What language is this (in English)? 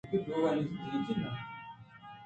Eastern Balochi